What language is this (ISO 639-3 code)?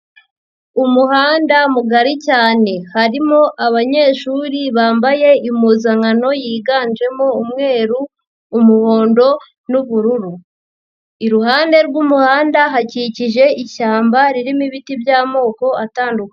kin